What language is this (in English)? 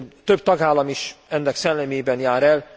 Hungarian